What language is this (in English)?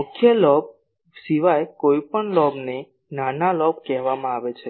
Gujarati